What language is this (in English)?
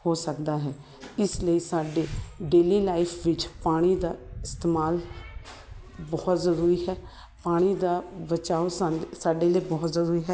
Punjabi